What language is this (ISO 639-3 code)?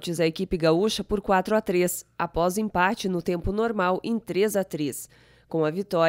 por